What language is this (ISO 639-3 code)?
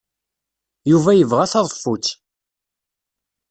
kab